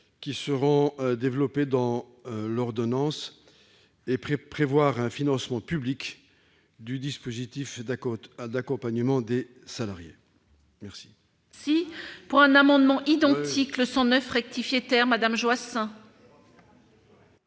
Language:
French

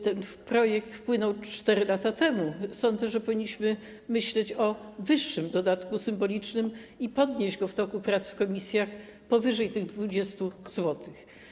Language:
Polish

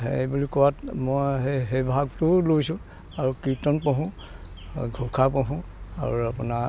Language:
Assamese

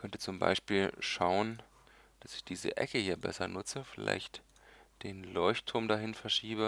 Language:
German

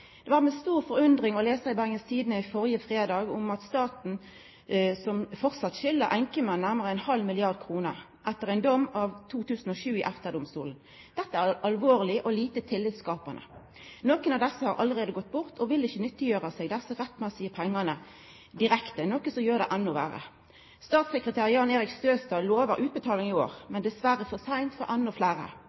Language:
Norwegian Nynorsk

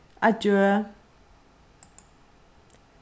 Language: Faroese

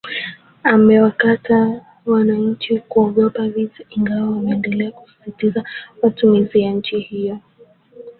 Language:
Swahili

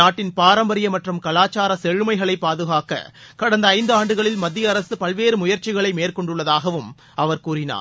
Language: Tamil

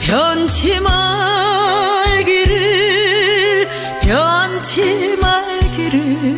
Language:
Korean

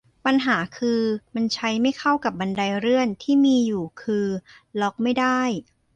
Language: Thai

